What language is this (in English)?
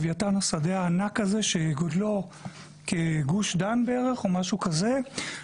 Hebrew